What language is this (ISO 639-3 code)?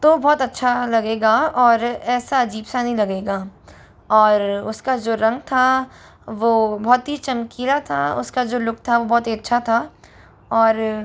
hin